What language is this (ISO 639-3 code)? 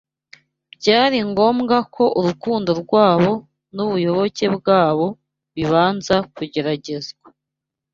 kin